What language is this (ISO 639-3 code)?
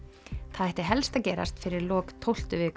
isl